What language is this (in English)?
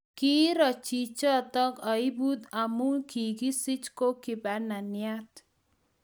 Kalenjin